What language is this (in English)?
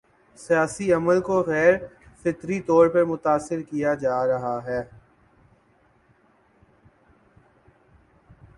Urdu